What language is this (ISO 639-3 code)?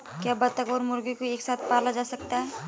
hin